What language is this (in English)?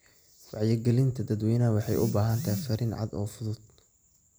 Somali